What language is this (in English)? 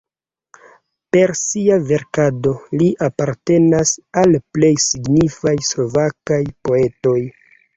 Esperanto